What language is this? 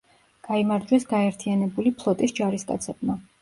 Georgian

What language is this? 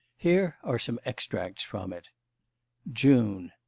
English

